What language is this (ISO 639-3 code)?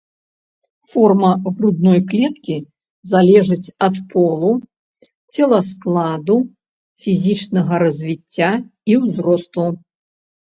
bel